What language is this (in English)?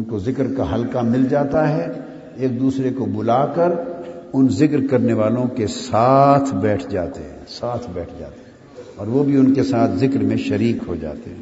Urdu